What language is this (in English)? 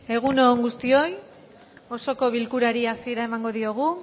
Basque